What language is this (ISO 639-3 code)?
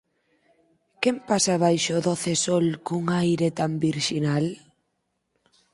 glg